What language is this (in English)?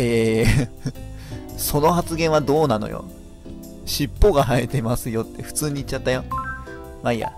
Japanese